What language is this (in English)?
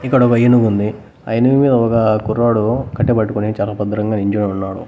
Telugu